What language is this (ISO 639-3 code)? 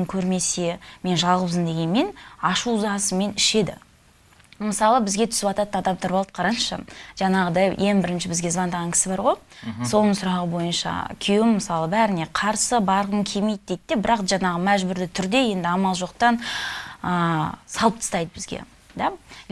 tur